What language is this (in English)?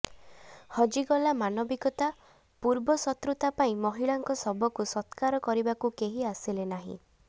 Odia